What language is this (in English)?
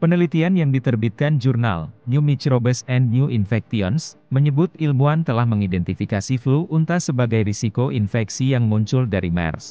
Indonesian